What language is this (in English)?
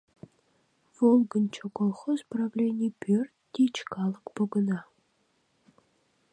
Mari